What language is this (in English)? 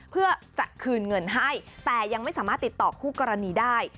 Thai